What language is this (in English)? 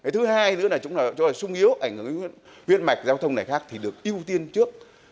Vietnamese